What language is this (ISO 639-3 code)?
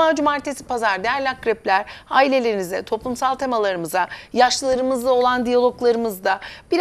tur